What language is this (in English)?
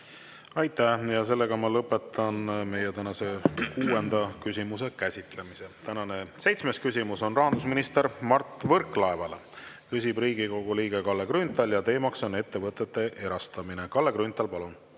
Estonian